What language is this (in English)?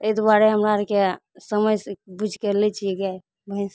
Maithili